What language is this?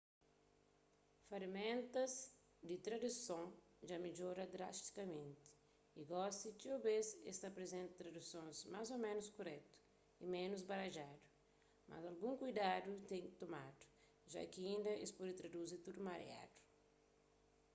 Kabuverdianu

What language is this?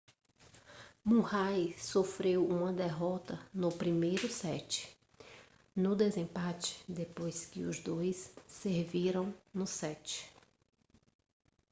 Portuguese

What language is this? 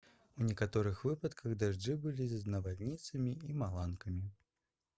Belarusian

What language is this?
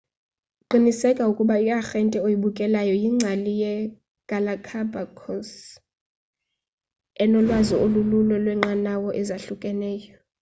Xhosa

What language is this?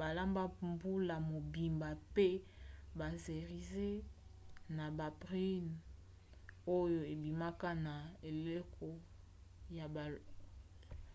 Lingala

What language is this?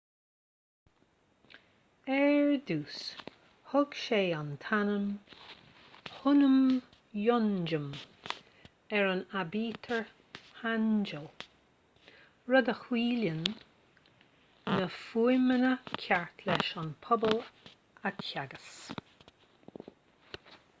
Irish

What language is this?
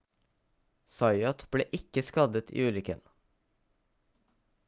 Norwegian Bokmål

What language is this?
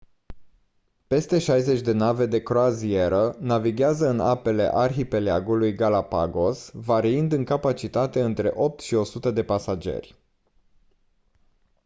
Romanian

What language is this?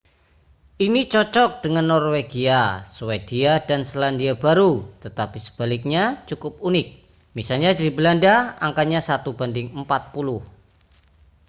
Indonesian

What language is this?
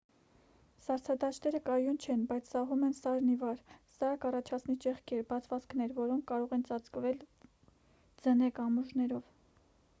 Armenian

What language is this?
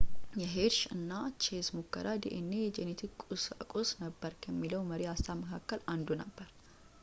Amharic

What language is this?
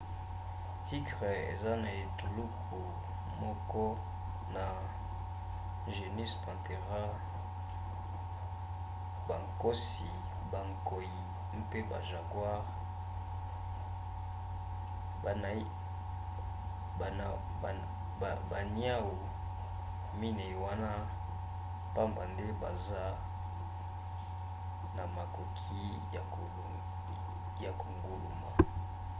Lingala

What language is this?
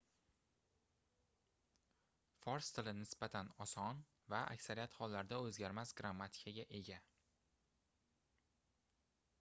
Uzbek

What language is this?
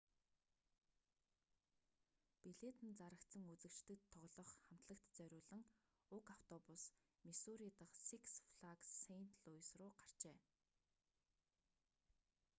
Mongolian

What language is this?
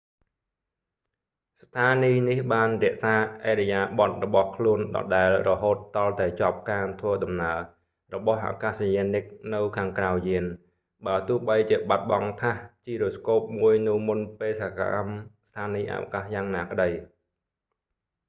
Khmer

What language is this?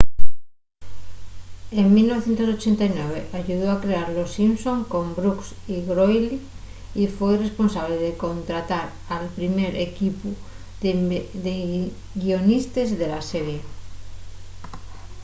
Asturian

